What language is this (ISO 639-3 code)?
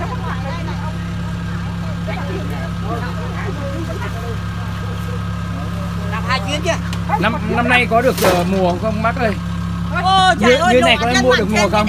vie